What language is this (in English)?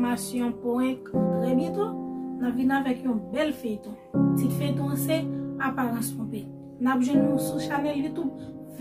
French